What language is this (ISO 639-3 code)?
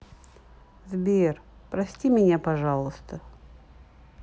rus